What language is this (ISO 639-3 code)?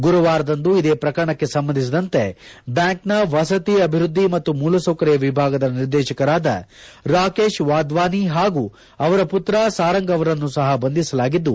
kan